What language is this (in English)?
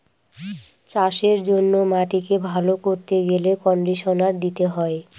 Bangla